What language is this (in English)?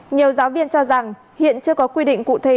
Vietnamese